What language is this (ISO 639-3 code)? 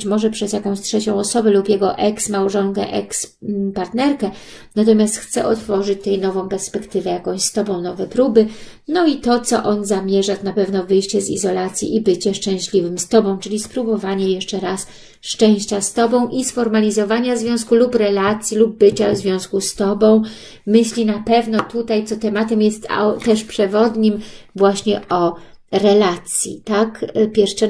pol